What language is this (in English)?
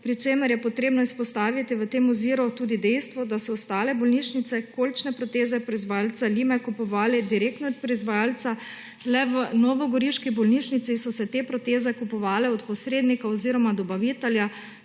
Slovenian